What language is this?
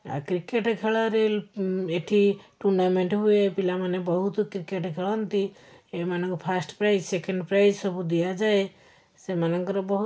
Odia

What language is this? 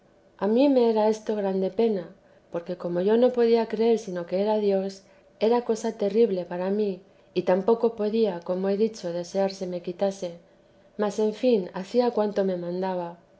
Spanish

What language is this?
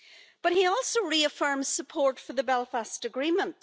English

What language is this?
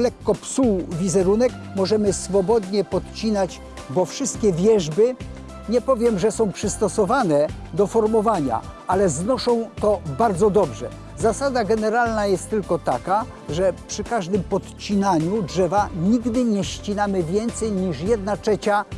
Polish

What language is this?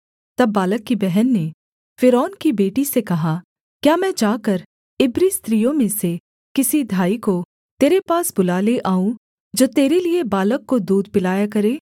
Hindi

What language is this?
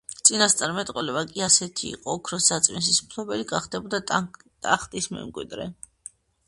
Georgian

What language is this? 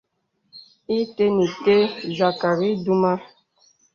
Bebele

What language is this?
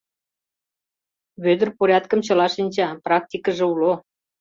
Mari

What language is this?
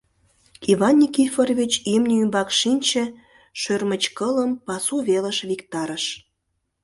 Mari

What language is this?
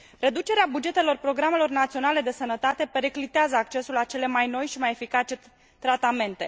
Romanian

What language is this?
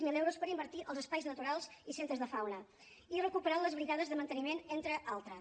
Catalan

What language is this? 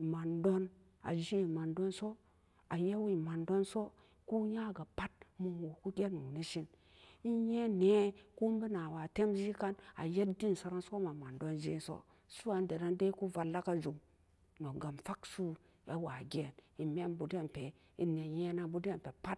Samba Daka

